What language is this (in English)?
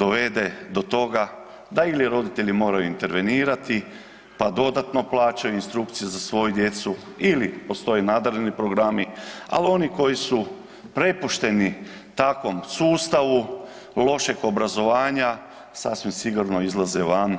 Croatian